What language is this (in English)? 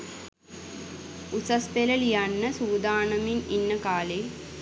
Sinhala